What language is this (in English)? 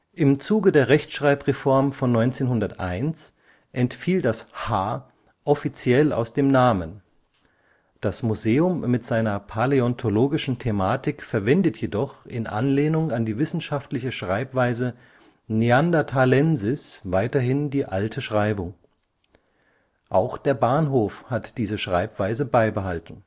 German